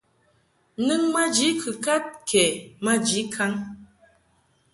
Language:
Mungaka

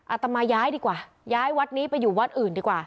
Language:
Thai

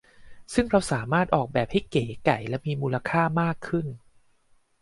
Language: Thai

